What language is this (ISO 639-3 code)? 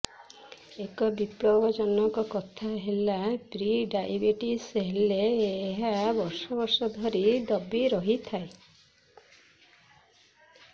ori